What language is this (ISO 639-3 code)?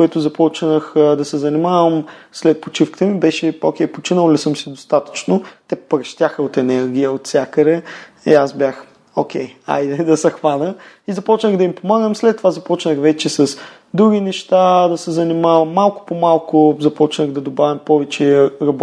bul